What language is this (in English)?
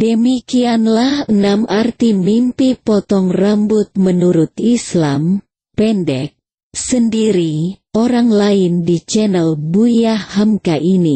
Indonesian